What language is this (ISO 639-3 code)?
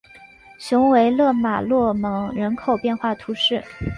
zho